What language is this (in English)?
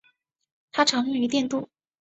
Chinese